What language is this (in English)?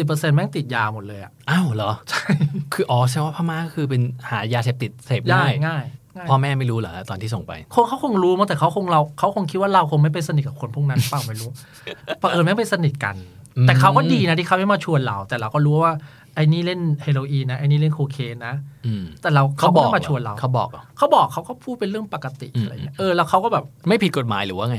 Thai